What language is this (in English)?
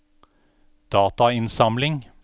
Norwegian